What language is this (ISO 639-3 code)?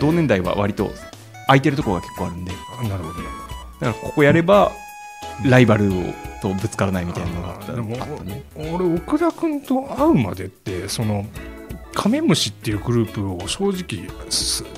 jpn